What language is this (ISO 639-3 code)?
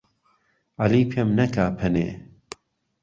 ckb